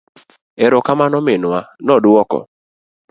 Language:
Luo (Kenya and Tanzania)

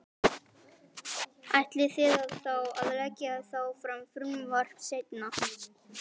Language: Icelandic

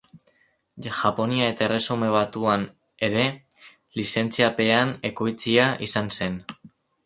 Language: Basque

